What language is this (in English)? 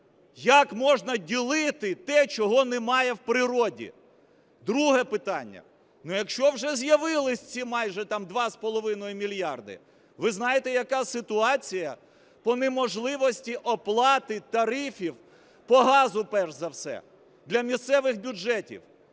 Ukrainian